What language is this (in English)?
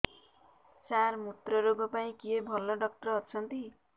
Odia